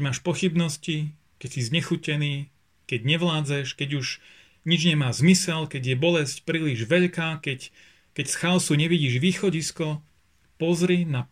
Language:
Slovak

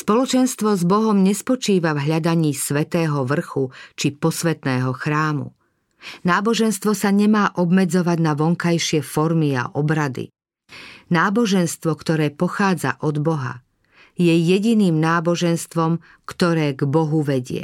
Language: Slovak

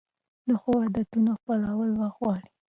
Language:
Pashto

